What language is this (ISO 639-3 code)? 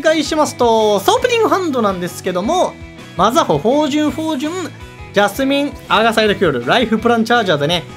jpn